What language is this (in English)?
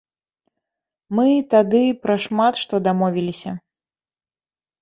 Belarusian